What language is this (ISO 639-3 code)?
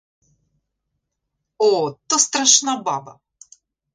ukr